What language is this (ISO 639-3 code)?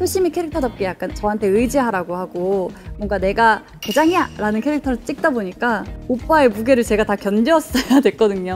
kor